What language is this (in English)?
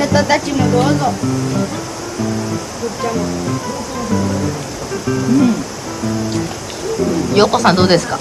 Japanese